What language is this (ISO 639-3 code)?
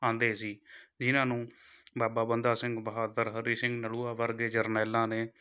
pan